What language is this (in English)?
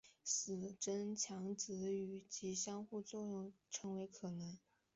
Chinese